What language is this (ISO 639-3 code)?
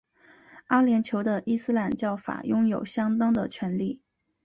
zho